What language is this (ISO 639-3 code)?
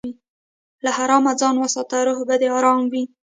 pus